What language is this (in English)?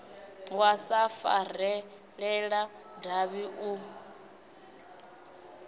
Venda